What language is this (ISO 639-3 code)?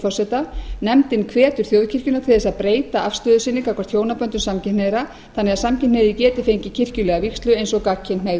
isl